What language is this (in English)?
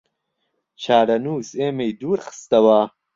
Central Kurdish